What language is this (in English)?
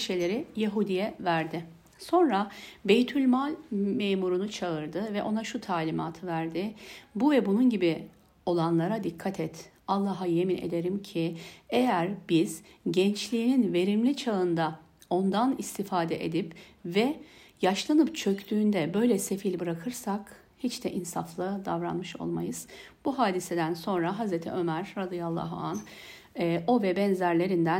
Turkish